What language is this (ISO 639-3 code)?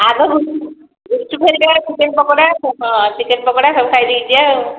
ori